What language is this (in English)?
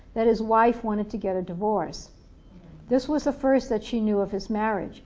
English